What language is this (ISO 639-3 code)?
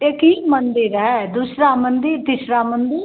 hin